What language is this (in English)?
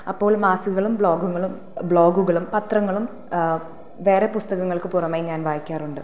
Malayalam